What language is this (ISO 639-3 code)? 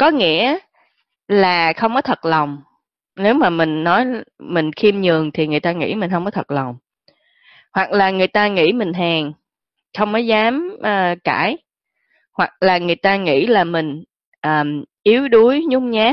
vie